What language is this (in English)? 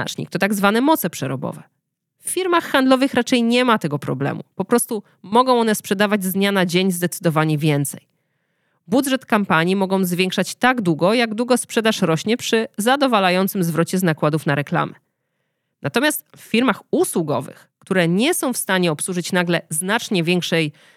Polish